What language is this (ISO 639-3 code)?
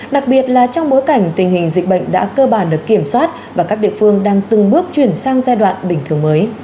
vie